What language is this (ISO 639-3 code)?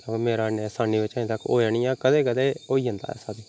doi